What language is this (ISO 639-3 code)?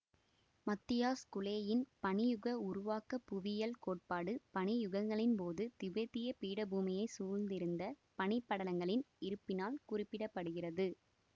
tam